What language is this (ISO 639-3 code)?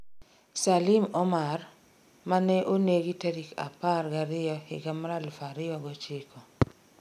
luo